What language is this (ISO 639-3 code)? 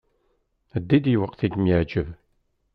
kab